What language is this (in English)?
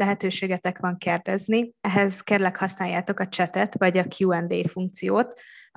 Hungarian